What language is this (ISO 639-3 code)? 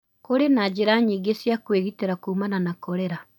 kik